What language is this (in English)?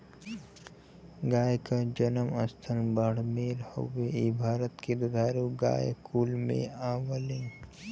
Bhojpuri